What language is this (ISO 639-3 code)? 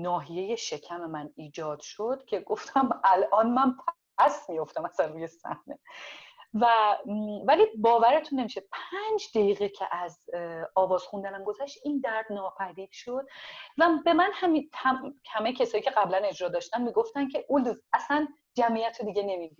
fas